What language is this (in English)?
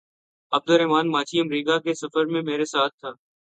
Urdu